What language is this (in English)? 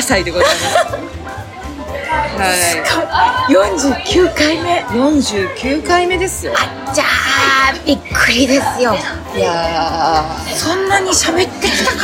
Japanese